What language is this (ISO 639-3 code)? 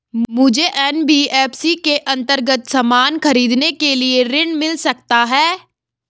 hin